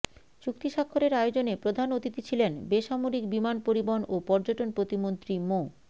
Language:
Bangla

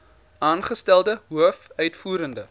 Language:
Afrikaans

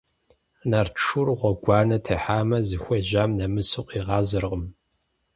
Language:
Kabardian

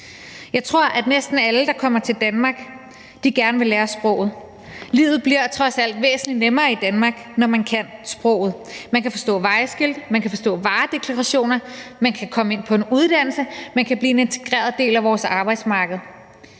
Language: Danish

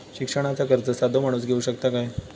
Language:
Marathi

